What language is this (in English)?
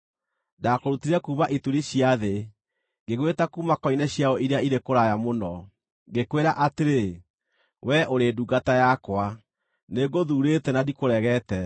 Kikuyu